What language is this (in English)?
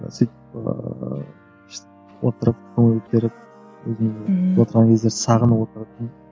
Kazakh